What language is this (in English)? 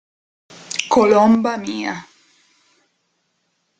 Italian